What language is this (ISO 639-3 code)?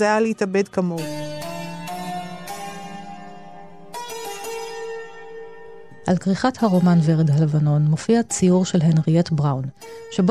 heb